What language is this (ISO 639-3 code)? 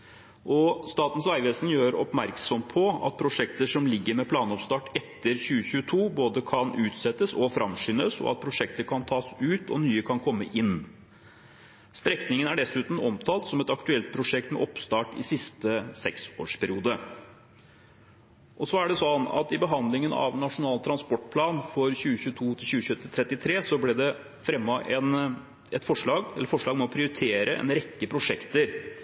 nob